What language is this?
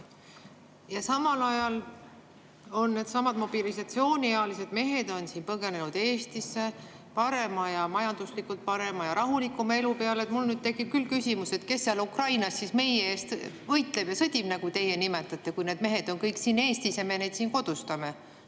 Estonian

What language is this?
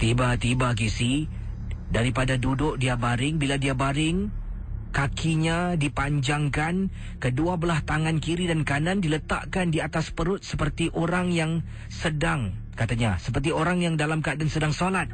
Malay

